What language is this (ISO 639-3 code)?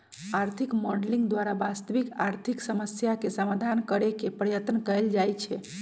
mag